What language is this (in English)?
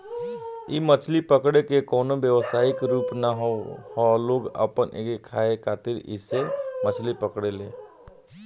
Bhojpuri